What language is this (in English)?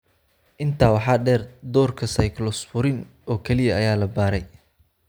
Somali